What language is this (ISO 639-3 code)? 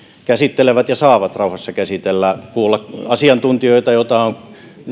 fin